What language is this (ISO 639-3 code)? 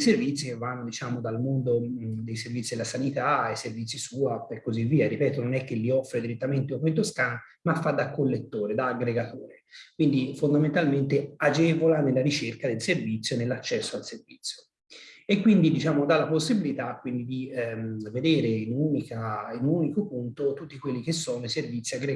ita